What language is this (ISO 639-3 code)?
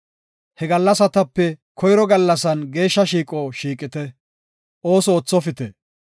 gof